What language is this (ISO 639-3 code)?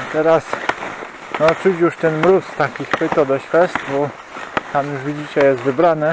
pol